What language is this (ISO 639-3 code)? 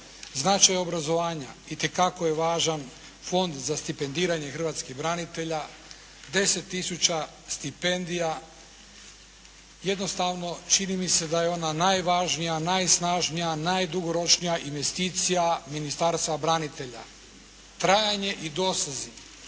hrv